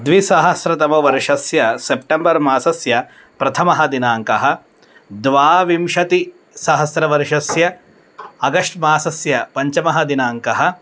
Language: Sanskrit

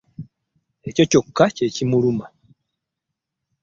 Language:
Ganda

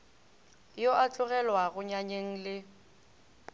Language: Northern Sotho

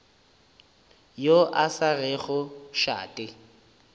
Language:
Northern Sotho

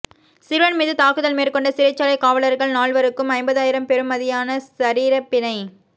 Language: Tamil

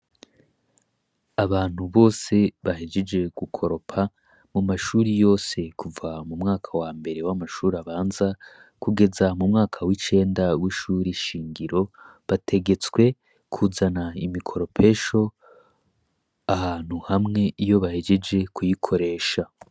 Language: Rundi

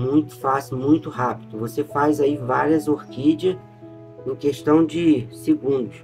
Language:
Portuguese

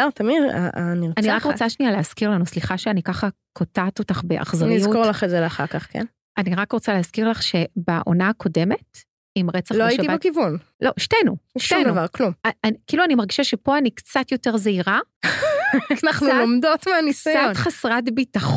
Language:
Hebrew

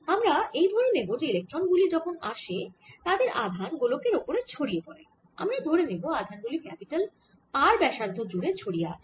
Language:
Bangla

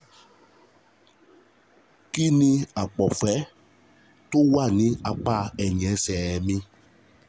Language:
Yoruba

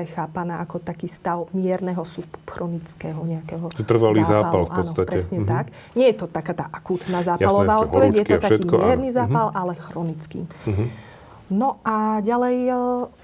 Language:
Slovak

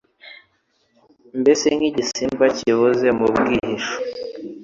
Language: Kinyarwanda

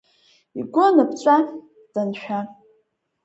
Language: Abkhazian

